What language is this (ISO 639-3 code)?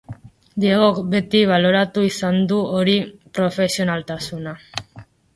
eus